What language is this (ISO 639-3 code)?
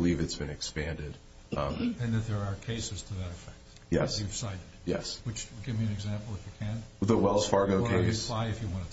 eng